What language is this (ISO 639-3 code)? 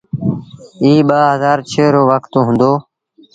sbn